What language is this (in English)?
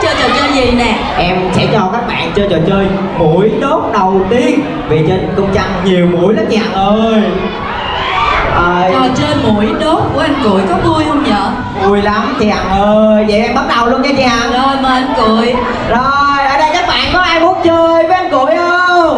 Vietnamese